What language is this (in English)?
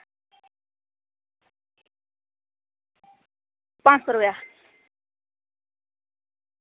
Dogri